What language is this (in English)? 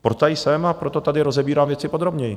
Czech